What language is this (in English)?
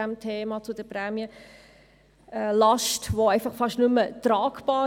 Swiss German